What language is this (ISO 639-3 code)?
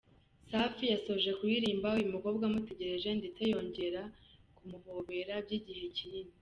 kin